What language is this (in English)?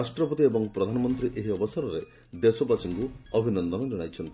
Odia